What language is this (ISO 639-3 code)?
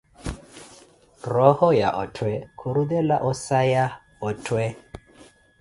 eko